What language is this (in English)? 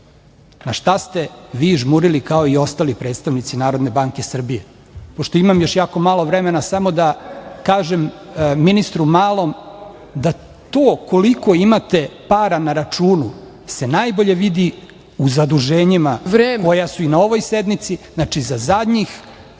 Serbian